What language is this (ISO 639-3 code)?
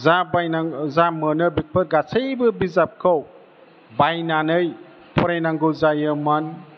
brx